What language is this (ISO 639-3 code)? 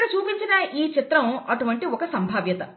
tel